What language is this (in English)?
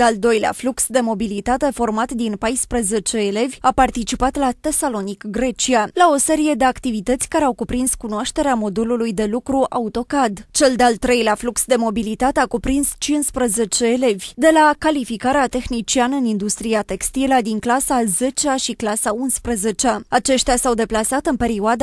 Romanian